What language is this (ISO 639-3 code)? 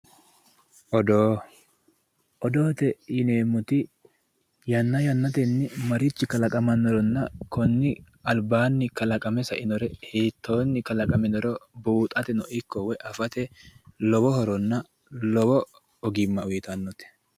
sid